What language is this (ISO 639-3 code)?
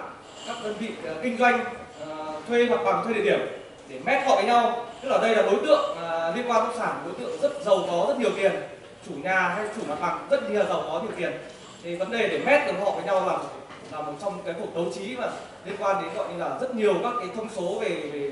vie